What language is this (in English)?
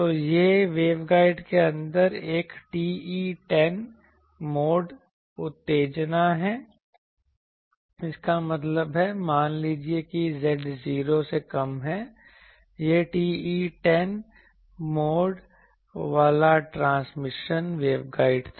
Hindi